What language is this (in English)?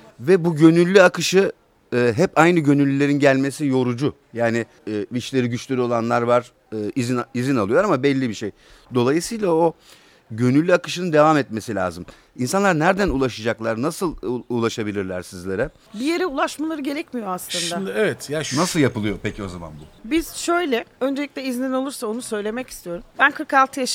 Turkish